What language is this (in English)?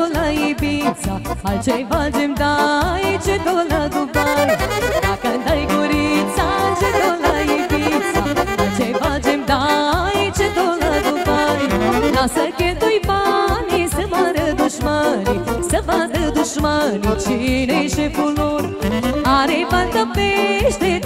Romanian